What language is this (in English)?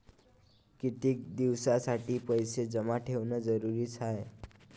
Marathi